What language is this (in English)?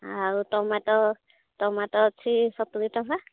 Odia